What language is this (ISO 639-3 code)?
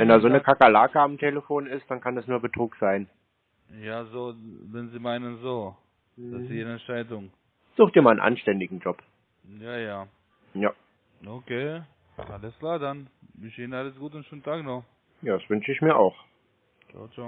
deu